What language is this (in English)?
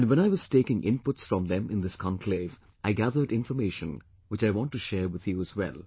English